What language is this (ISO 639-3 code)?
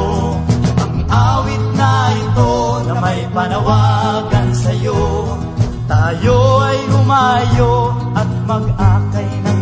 fil